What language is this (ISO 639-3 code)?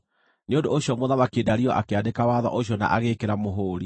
kik